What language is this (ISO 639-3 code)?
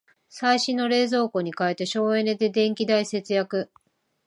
jpn